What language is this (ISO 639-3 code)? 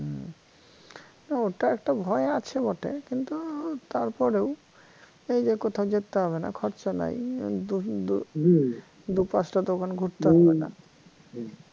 ben